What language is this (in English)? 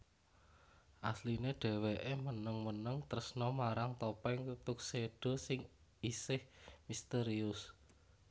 Javanese